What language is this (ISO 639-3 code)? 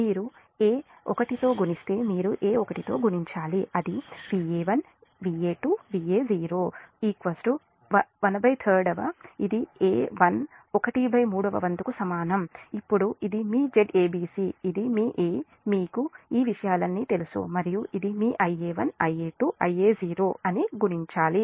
tel